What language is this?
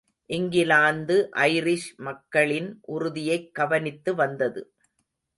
Tamil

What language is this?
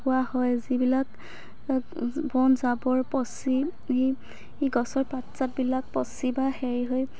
Assamese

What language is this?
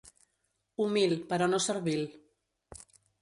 Catalan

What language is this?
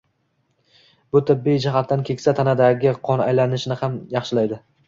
Uzbek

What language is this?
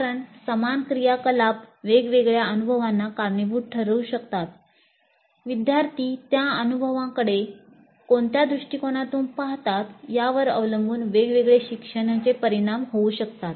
Marathi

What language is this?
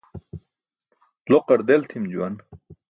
Burushaski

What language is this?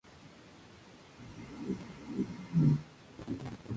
Spanish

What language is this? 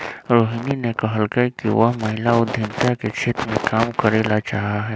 Magahi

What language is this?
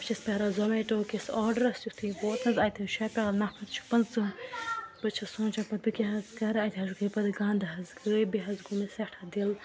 Kashmiri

